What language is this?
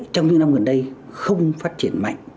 Vietnamese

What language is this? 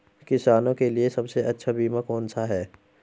Hindi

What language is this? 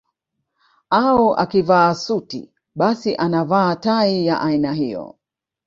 Swahili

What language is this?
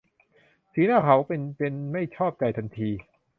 Thai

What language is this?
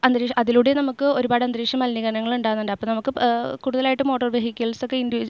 Malayalam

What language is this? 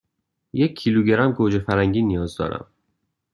Persian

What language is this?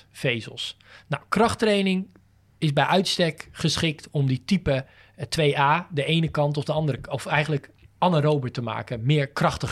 Dutch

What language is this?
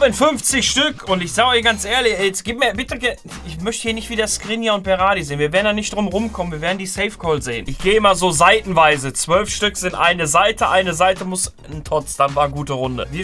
German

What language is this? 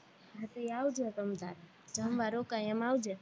Gujarati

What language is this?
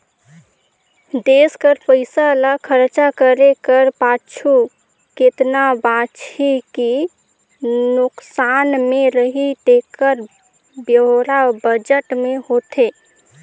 Chhattisgarhi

